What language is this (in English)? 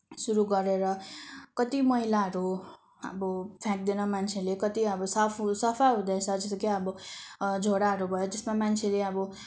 Nepali